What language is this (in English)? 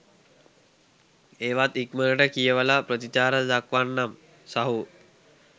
Sinhala